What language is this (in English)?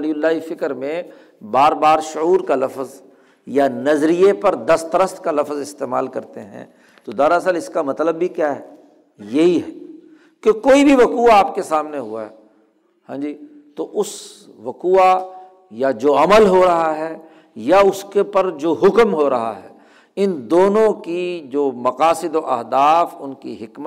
Urdu